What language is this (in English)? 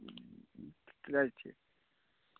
Kashmiri